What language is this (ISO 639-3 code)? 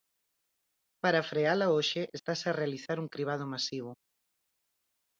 glg